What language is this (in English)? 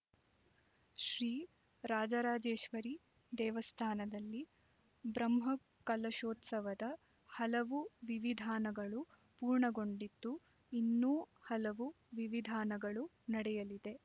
Kannada